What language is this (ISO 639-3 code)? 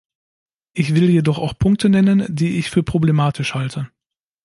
deu